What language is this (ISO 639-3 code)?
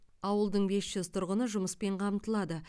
kaz